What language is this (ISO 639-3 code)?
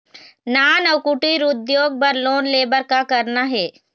hne